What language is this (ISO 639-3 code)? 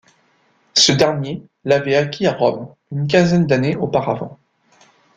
fra